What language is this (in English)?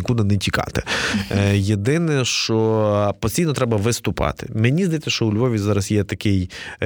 Ukrainian